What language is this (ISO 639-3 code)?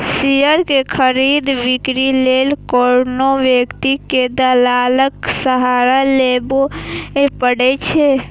mai